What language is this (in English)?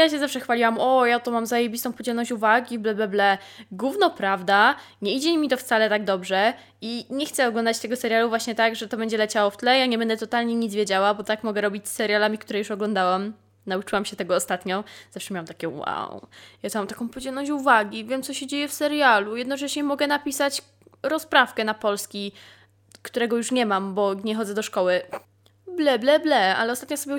Polish